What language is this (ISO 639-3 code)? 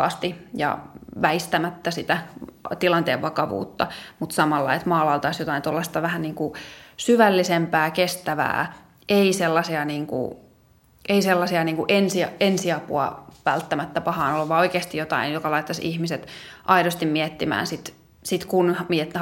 fin